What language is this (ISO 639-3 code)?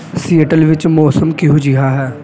pan